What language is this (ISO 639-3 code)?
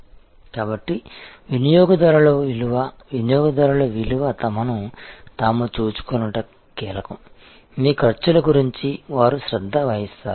tel